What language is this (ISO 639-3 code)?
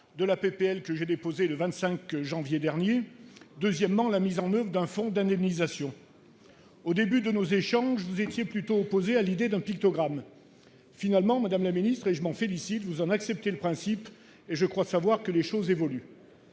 fra